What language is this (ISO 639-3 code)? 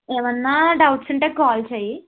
tel